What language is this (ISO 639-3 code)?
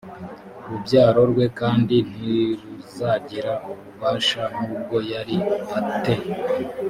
kin